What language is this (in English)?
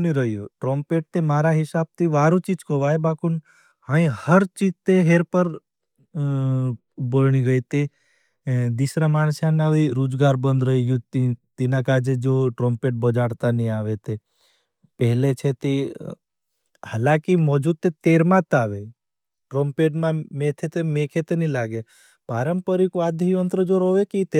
Bhili